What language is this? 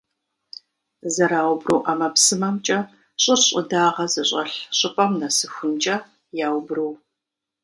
Kabardian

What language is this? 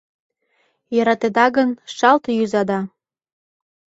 Mari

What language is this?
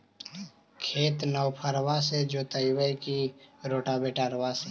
Magahi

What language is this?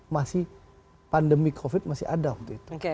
Indonesian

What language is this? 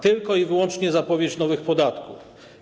Polish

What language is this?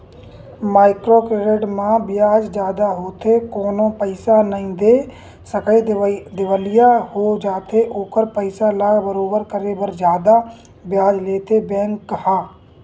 Chhattisgarhi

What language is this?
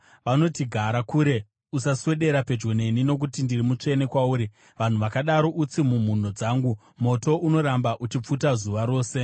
Shona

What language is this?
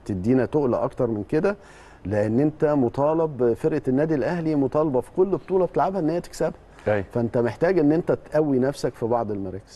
Arabic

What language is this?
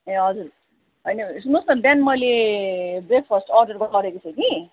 Nepali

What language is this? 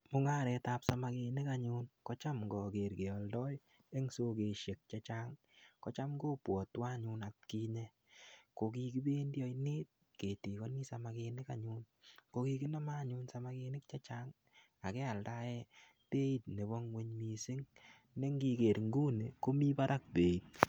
Kalenjin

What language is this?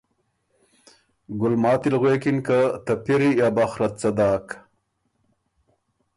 Ormuri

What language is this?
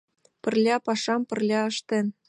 Mari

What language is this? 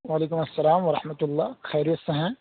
Urdu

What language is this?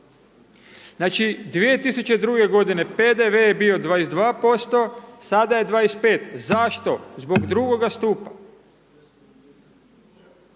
Croatian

